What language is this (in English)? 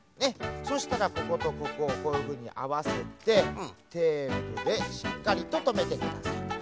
Japanese